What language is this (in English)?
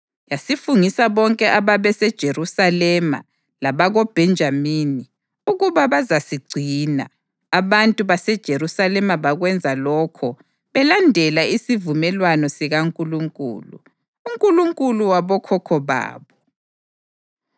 North Ndebele